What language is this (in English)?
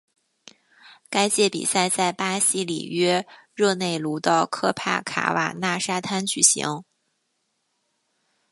Chinese